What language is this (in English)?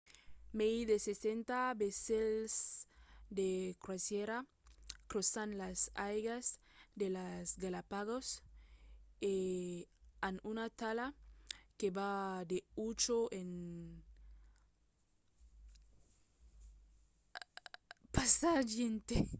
Occitan